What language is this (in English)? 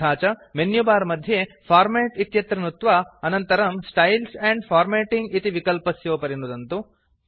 Sanskrit